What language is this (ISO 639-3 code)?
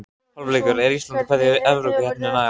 isl